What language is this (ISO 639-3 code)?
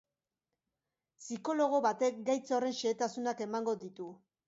eus